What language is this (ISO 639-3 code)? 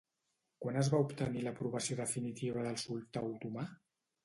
cat